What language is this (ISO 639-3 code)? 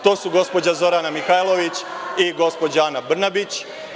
srp